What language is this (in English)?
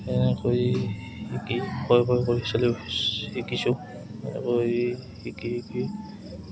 Assamese